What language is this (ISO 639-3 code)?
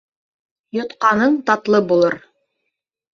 bak